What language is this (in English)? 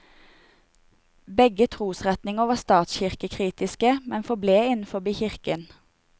Norwegian